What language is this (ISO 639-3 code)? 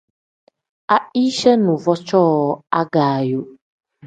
kdh